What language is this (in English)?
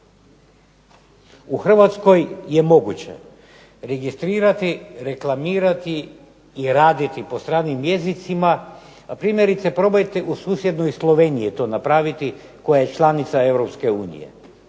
Croatian